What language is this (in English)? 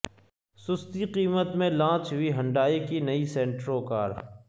Urdu